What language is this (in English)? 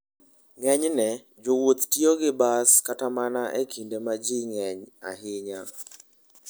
Luo (Kenya and Tanzania)